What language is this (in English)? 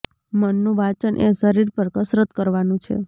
Gujarati